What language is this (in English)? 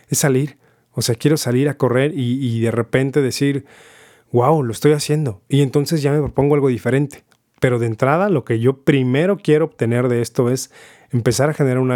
Spanish